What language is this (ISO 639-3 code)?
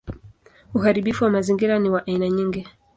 swa